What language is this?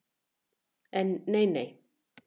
Icelandic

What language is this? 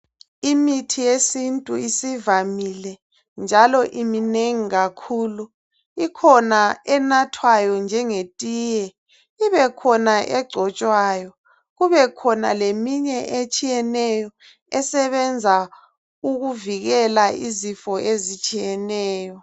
North Ndebele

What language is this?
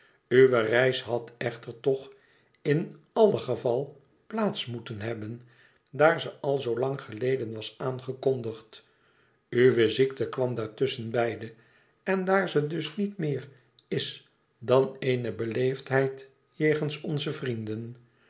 Dutch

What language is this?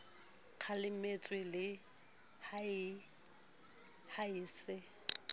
Southern Sotho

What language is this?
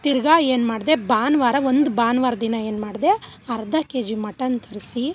Kannada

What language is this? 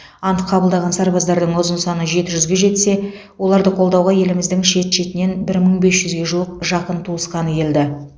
Kazakh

